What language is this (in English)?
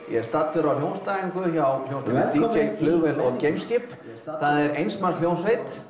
Icelandic